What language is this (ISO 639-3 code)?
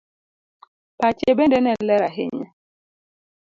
luo